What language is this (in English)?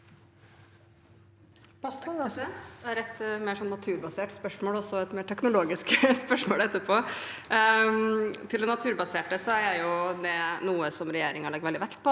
Norwegian